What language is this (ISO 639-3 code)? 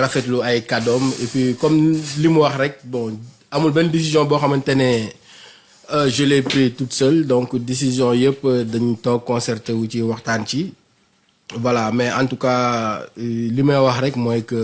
fra